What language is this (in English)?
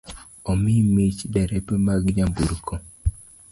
Luo (Kenya and Tanzania)